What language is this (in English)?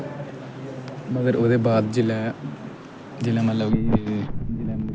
Dogri